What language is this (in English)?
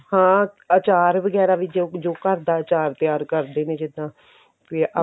Punjabi